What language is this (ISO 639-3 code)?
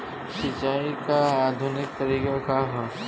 bho